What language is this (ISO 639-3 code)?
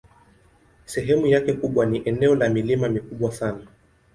swa